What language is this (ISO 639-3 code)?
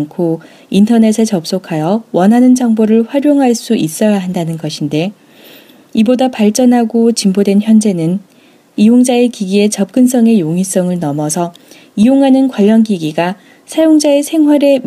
kor